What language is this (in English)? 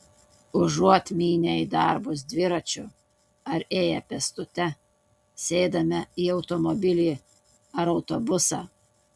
Lithuanian